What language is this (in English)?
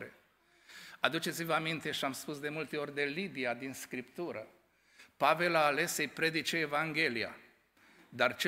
Romanian